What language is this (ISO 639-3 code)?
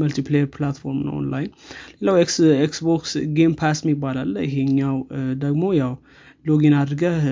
amh